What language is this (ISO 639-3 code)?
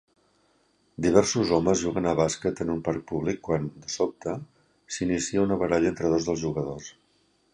cat